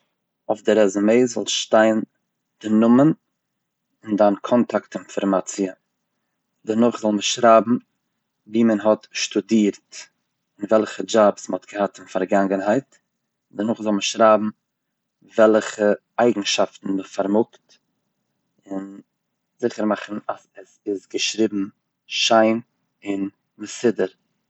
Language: Yiddish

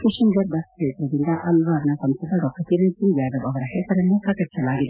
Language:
Kannada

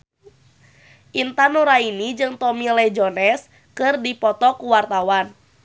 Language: Sundanese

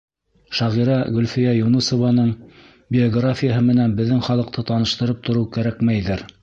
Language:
Bashkir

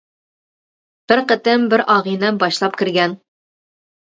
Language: Uyghur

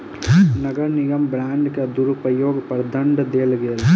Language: Maithili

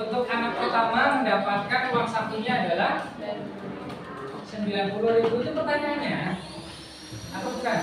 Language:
Indonesian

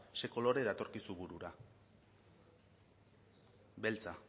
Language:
Basque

